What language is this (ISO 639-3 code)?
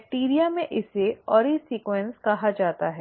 hin